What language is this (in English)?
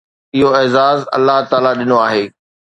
Sindhi